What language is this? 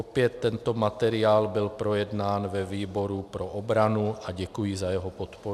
Czech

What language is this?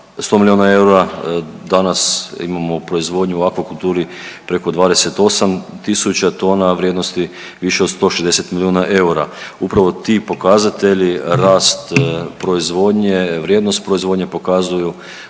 Croatian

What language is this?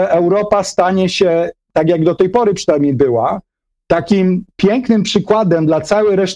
Polish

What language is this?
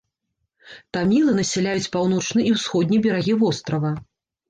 Belarusian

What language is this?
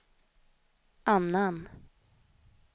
Swedish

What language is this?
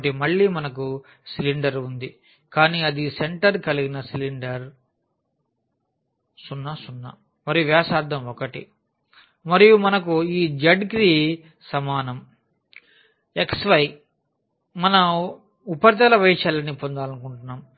Telugu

